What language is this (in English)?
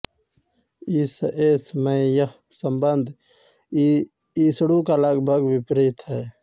Hindi